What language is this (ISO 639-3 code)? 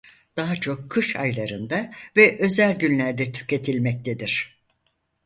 tur